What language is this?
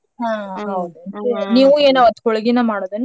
Kannada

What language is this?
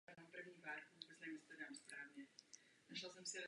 Czech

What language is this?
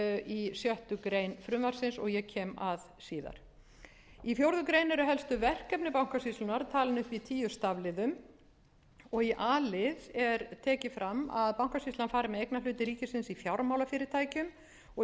Icelandic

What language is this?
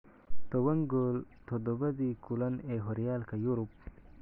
Somali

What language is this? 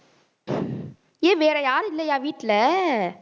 Tamil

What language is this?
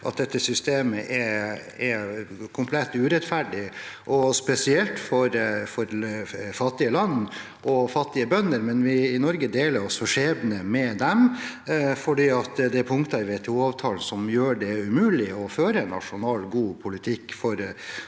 Norwegian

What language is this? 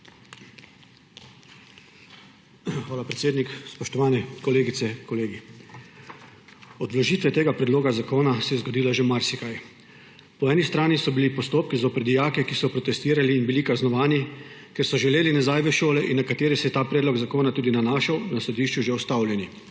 Slovenian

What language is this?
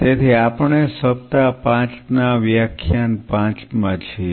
Gujarati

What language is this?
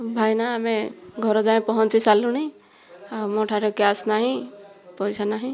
Odia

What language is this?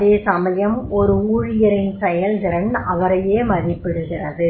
Tamil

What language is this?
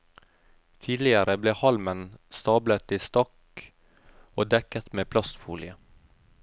Norwegian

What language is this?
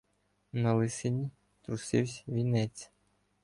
Ukrainian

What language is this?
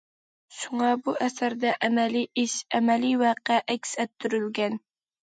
Uyghur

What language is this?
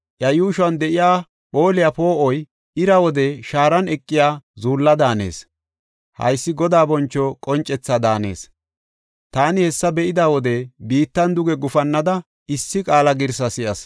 Gofa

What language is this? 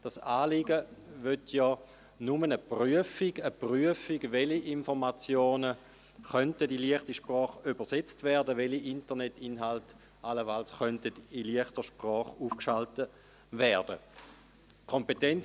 Swiss German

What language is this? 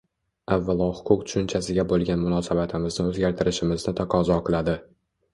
Uzbek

